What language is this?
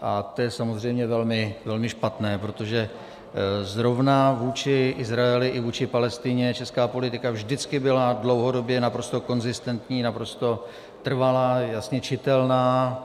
Czech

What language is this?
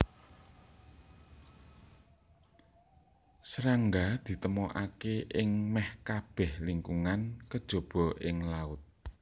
Javanese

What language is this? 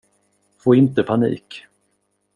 Swedish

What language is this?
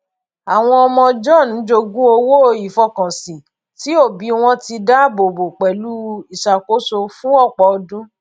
Yoruba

